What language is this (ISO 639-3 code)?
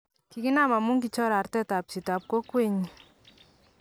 kln